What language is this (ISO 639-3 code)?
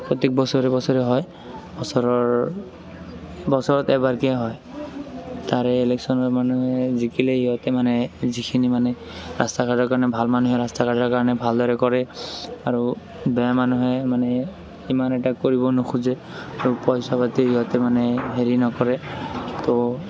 asm